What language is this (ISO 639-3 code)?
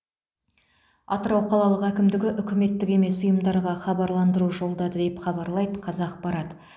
kaz